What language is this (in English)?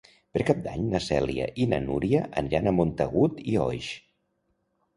Catalan